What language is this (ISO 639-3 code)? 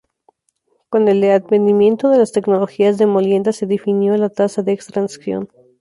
spa